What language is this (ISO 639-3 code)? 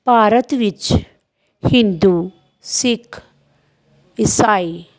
pan